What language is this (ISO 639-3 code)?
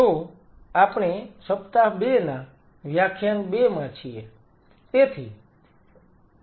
guj